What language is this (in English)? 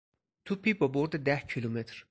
Persian